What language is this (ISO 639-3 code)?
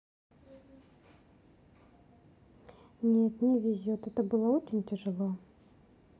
rus